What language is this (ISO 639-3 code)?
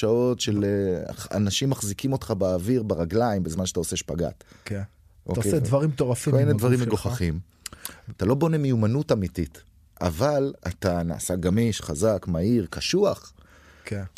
heb